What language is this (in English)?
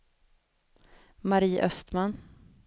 Swedish